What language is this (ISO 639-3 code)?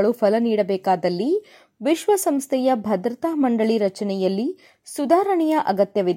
kan